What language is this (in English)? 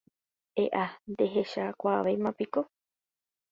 Guarani